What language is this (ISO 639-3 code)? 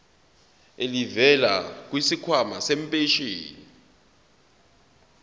zul